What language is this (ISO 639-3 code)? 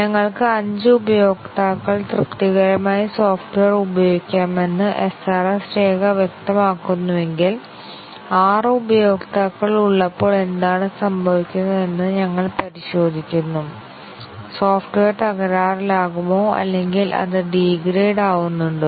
mal